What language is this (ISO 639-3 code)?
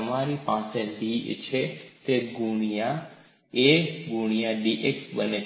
guj